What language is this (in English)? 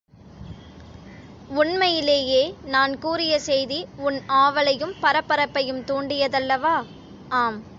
Tamil